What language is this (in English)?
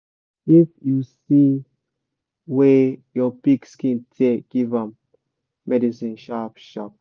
Nigerian Pidgin